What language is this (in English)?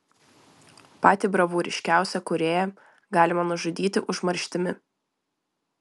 Lithuanian